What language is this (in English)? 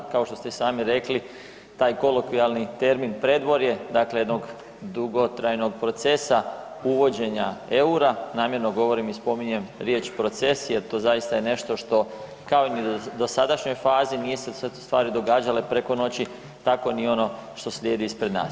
Croatian